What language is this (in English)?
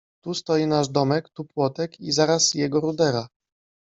Polish